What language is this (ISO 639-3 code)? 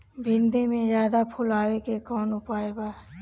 bho